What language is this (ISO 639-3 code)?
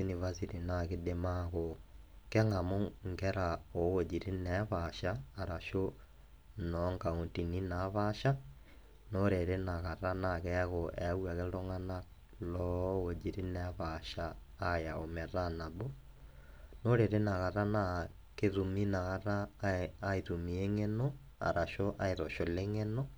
mas